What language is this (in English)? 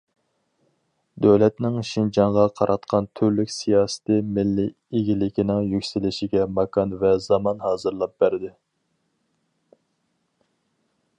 Uyghur